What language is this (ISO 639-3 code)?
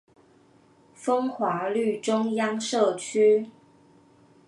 zho